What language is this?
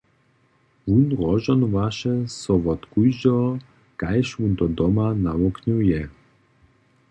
Upper Sorbian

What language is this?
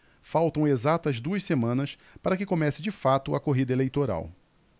Portuguese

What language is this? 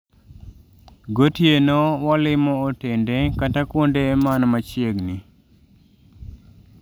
Luo (Kenya and Tanzania)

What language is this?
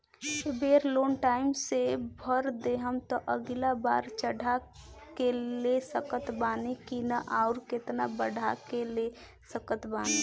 Bhojpuri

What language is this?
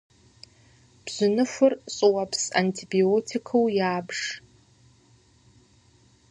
Kabardian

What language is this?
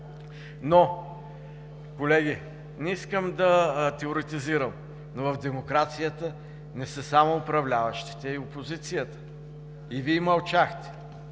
Bulgarian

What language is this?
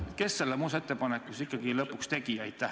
Estonian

